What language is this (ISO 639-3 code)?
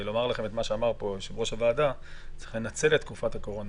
heb